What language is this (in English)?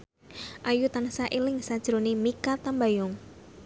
Javanese